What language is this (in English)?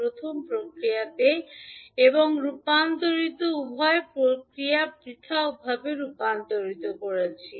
Bangla